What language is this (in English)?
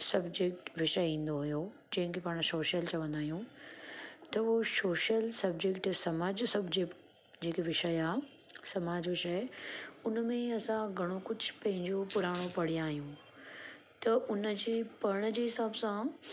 Sindhi